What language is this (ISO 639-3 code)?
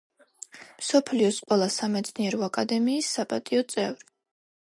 kat